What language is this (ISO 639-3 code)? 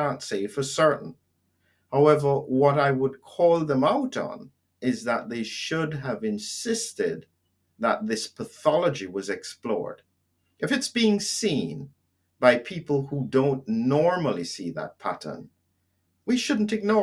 eng